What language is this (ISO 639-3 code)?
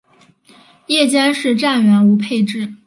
zho